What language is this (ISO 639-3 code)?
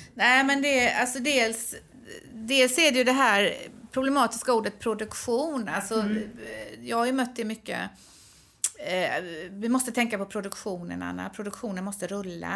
swe